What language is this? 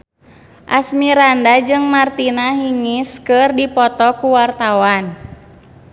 Sundanese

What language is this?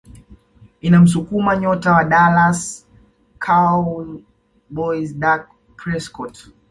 Swahili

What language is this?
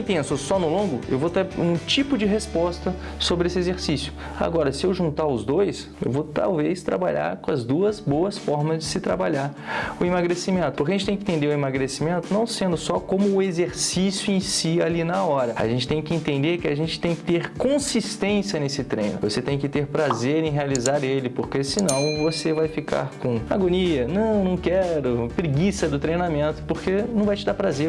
Portuguese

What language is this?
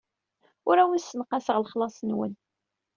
Kabyle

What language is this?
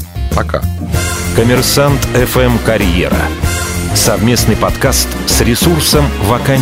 Russian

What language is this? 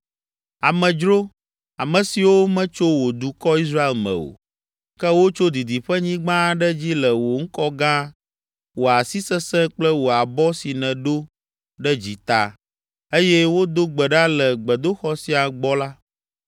Ewe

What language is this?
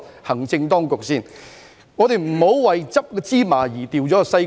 Cantonese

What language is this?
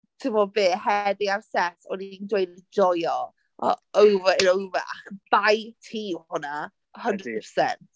Welsh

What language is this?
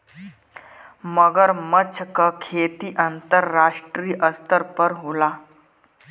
Bhojpuri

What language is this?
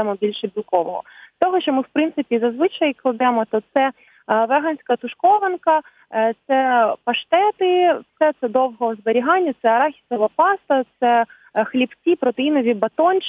Ukrainian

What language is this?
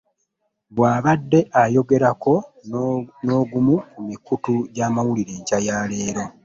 Ganda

